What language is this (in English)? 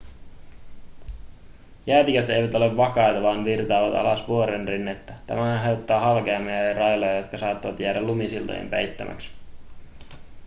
Finnish